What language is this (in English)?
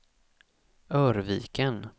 Swedish